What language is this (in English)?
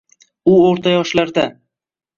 Uzbek